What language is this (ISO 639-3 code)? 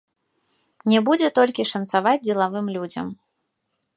bel